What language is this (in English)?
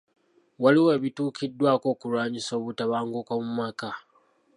Ganda